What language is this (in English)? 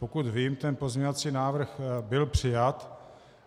Czech